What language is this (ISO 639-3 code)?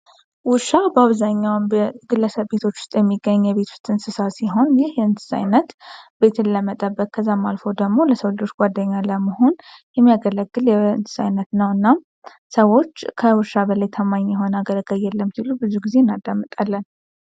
amh